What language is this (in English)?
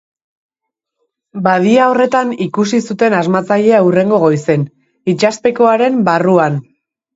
Basque